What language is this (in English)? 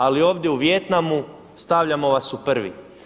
Croatian